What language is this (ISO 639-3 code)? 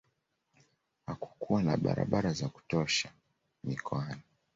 swa